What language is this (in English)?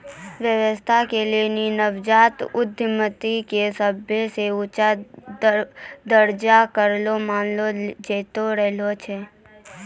Maithili